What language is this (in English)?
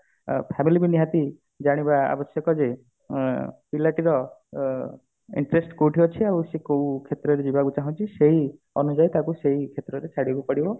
Odia